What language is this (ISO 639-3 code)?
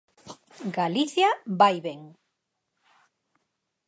glg